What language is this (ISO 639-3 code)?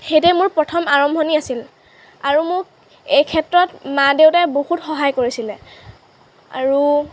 asm